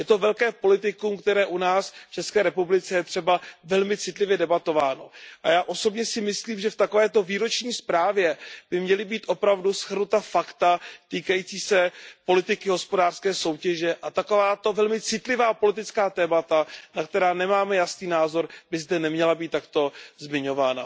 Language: Czech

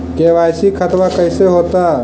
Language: Magahi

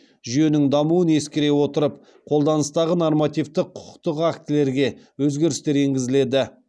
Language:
Kazakh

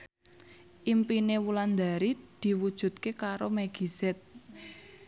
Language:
Javanese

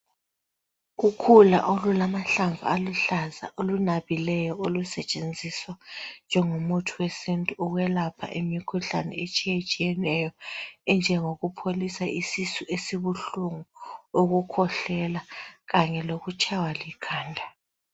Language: North Ndebele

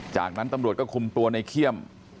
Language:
Thai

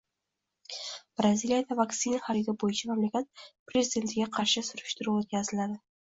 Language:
Uzbek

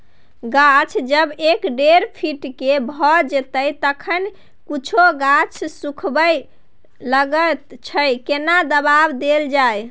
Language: Maithili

